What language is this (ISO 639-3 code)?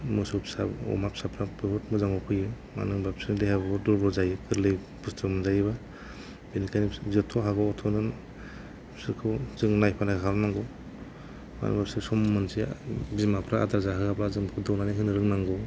brx